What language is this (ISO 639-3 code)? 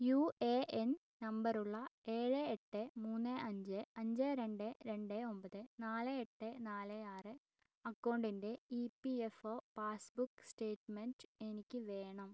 mal